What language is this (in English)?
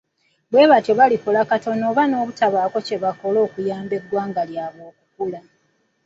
Ganda